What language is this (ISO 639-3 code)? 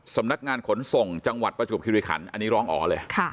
tha